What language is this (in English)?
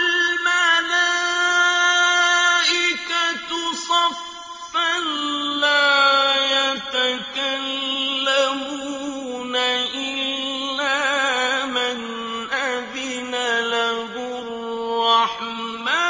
Arabic